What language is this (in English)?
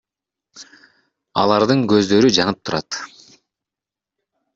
Kyrgyz